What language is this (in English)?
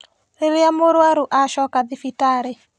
Kikuyu